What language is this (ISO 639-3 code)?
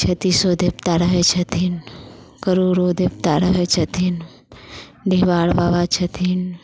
mai